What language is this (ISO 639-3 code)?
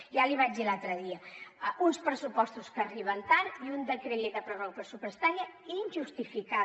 cat